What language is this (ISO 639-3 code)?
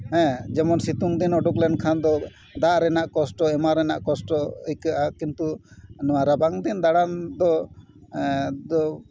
sat